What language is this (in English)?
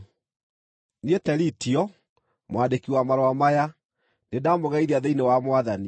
Kikuyu